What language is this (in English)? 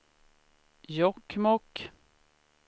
Swedish